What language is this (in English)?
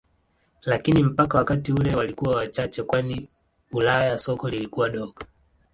Swahili